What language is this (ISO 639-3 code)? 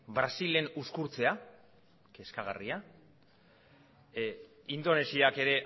eus